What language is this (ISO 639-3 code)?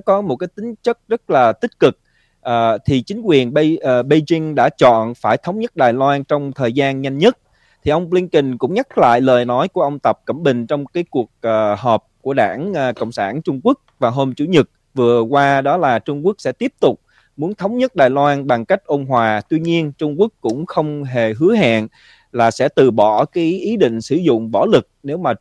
vie